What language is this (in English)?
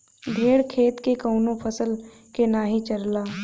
Bhojpuri